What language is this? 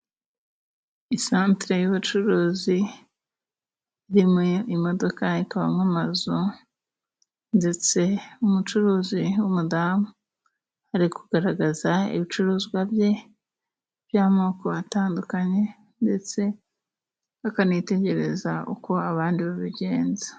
Kinyarwanda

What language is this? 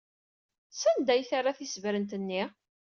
Kabyle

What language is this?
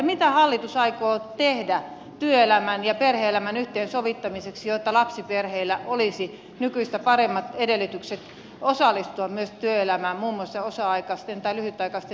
Finnish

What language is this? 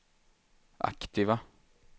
Swedish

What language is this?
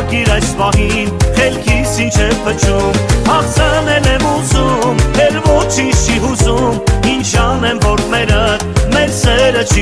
Romanian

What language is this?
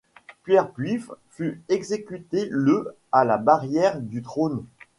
French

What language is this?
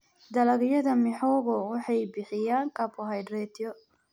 Somali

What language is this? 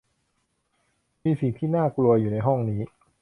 Thai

